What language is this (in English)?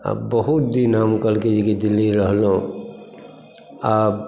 Maithili